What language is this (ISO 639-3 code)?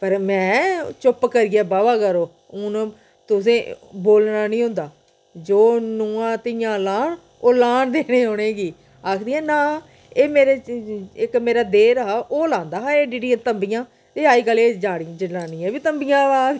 doi